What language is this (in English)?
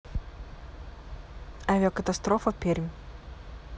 Russian